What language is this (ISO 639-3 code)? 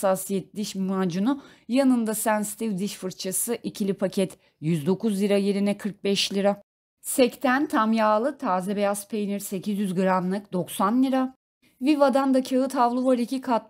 tur